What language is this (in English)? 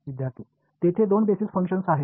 Marathi